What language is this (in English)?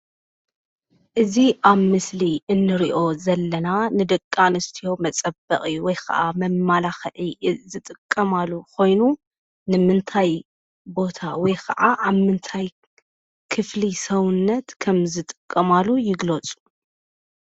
Tigrinya